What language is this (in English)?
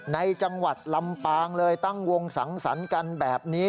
Thai